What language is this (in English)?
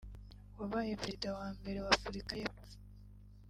Kinyarwanda